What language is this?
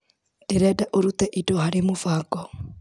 Kikuyu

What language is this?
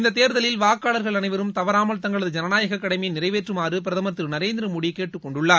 Tamil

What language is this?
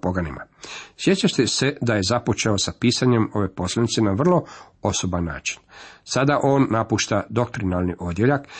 Croatian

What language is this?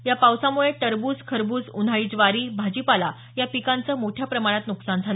Marathi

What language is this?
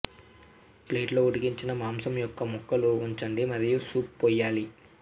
Telugu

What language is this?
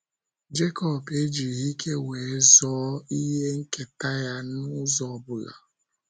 Igbo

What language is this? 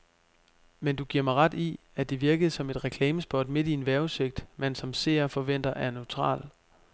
Danish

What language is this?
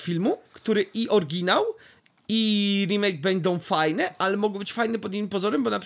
Polish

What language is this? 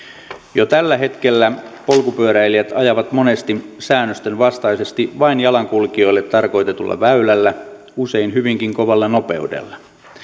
Finnish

